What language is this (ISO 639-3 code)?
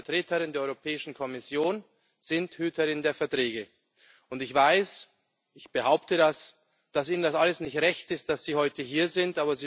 deu